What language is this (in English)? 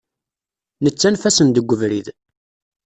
Kabyle